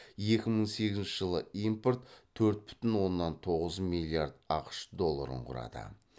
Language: Kazakh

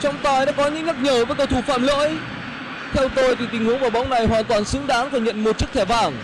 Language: Vietnamese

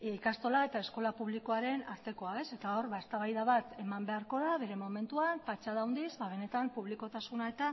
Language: Basque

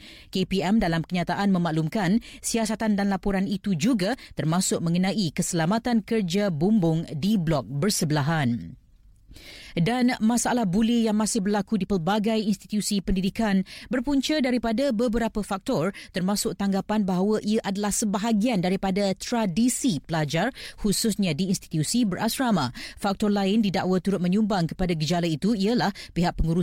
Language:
Malay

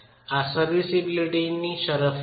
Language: Gujarati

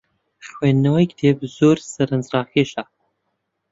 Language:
Central Kurdish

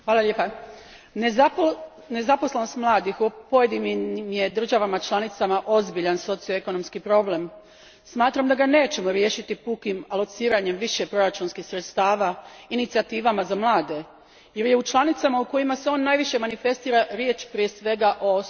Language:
Croatian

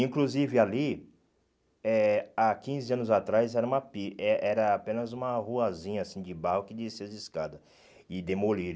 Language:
Portuguese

